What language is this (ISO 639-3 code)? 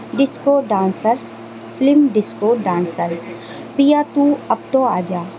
urd